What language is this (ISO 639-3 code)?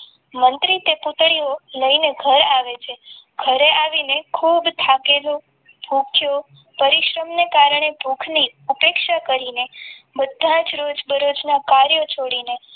guj